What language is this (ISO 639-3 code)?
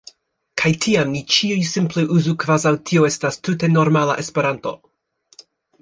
epo